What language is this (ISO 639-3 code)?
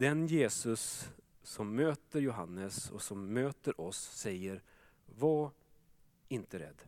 swe